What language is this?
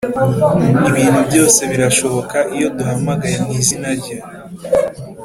Kinyarwanda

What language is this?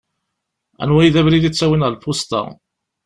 Kabyle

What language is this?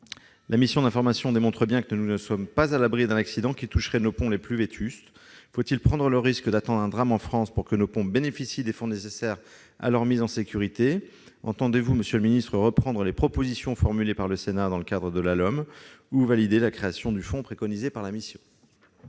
French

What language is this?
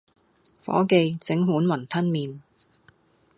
Cantonese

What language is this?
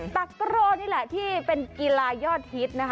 Thai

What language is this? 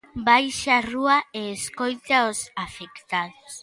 Galician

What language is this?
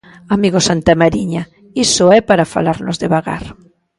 Galician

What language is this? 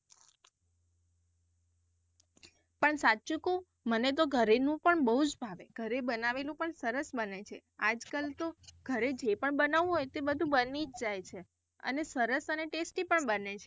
Gujarati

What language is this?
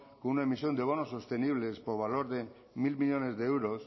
Spanish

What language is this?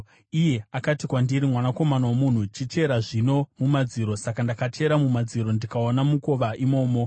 Shona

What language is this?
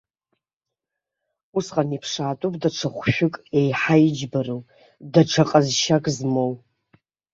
Abkhazian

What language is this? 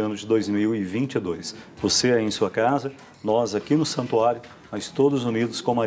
Portuguese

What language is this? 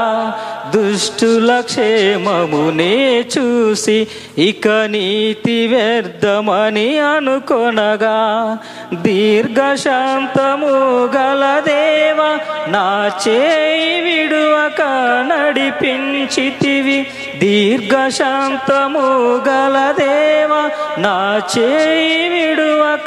Telugu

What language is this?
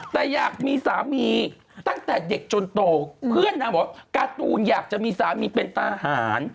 Thai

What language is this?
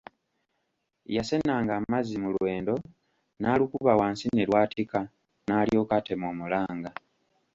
Ganda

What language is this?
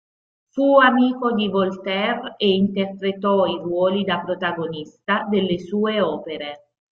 Italian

